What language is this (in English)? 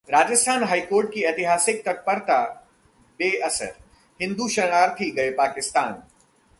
Hindi